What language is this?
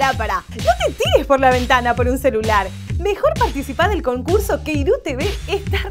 Spanish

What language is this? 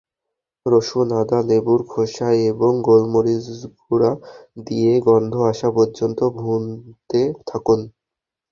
Bangla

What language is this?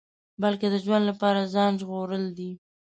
Pashto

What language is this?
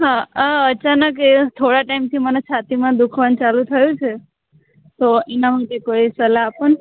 Gujarati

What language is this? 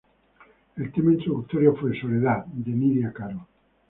Spanish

